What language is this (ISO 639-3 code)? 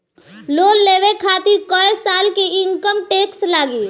bho